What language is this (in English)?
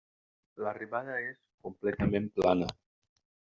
Catalan